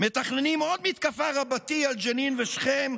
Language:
Hebrew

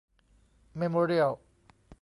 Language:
Thai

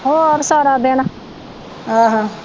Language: Punjabi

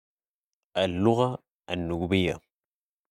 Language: Sudanese Arabic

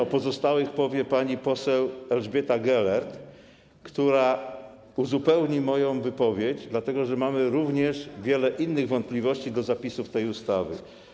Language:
Polish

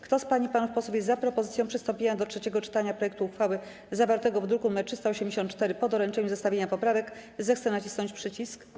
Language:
Polish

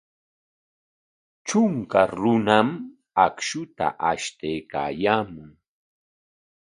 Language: Corongo Ancash Quechua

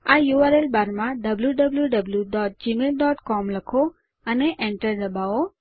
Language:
Gujarati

